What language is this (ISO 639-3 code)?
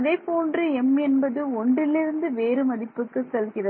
tam